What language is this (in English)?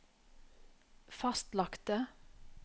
Norwegian